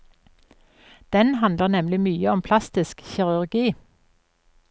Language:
Norwegian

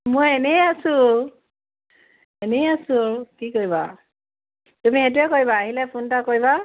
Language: Assamese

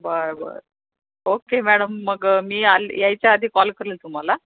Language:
Marathi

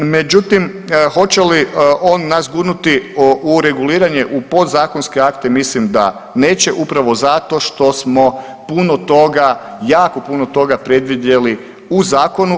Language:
Croatian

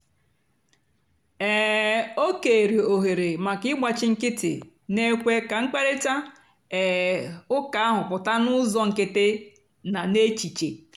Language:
Igbo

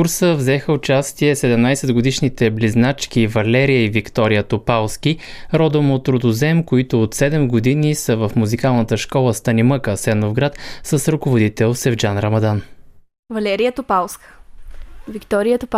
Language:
Bulgarian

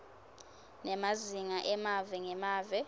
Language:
Swati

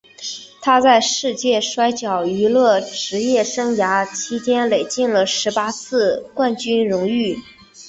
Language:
Chinese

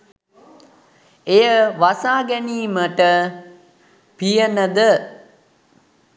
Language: Sinhala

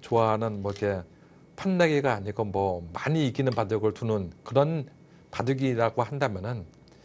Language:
Korean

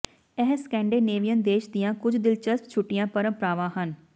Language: Punjabi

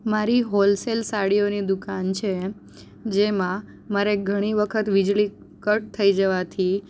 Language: Gujarati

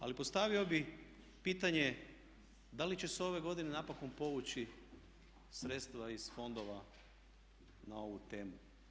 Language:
Croatian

